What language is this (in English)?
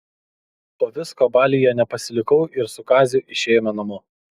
Lithuanian